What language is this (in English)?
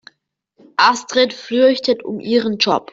German